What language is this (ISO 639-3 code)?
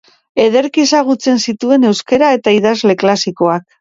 eus